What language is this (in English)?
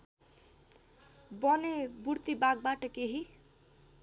Nepali